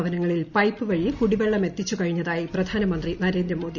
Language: Malayalam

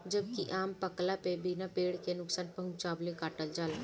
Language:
Bhojpuri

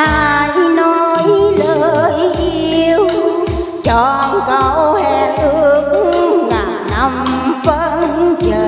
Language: Vietnamese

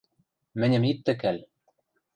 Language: Western Mari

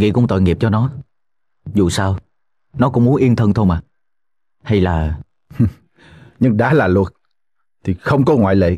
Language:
Vietnamese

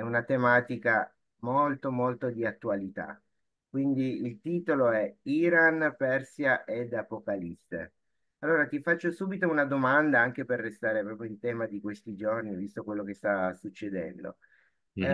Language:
Italian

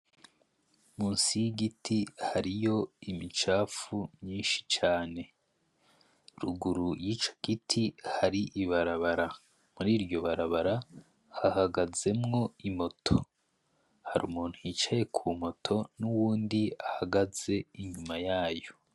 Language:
Rundi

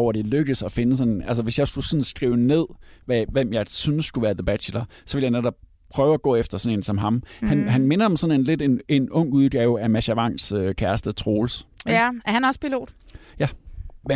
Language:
Danish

